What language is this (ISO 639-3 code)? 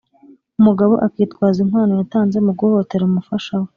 kin